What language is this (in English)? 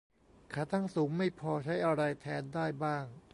Thai